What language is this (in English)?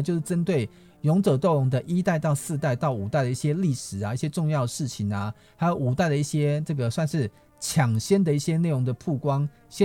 Chinese